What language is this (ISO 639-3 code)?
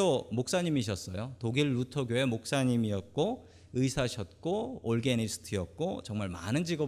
kor